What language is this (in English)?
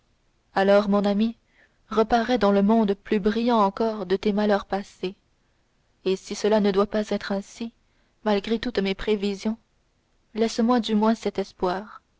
French